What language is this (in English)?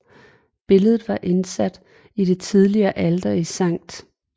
Danish